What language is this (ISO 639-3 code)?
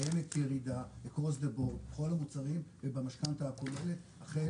heb